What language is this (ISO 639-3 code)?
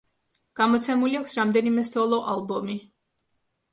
kat